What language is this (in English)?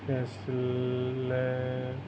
Assamese